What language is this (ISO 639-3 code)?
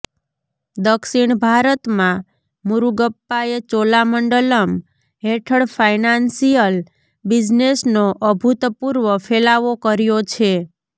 guj